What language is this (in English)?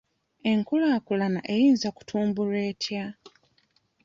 Ganda